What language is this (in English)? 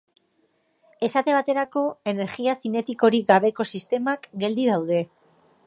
Basque